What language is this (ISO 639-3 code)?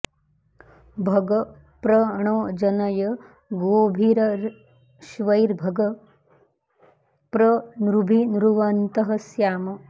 san